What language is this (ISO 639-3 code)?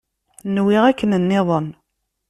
kab